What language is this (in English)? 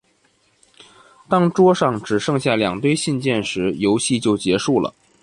Chinese